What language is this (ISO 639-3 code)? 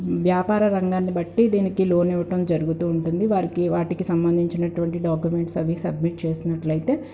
tel